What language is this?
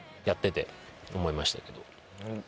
Japanese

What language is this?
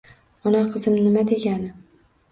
Uzbek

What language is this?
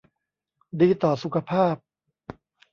Thai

